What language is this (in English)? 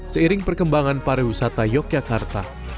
Indonesian